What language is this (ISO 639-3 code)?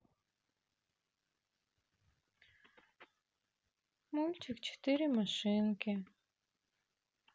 rus